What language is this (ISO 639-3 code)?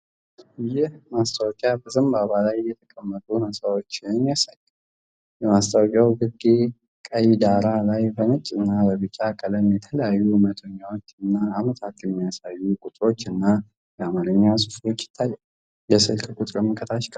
amh